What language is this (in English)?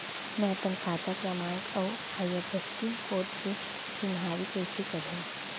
Chhattisgarhi